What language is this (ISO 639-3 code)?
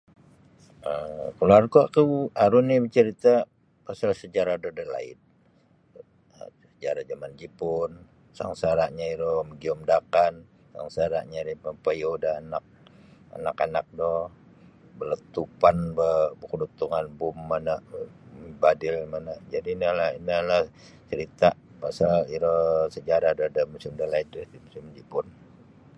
bsy